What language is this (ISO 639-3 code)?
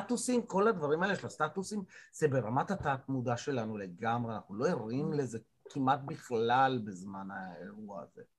heb